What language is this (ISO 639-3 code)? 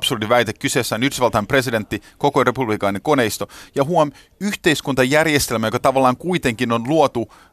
fin